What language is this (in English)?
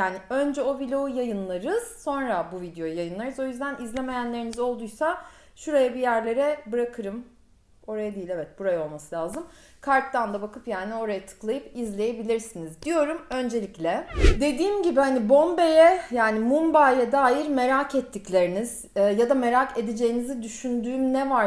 Turkish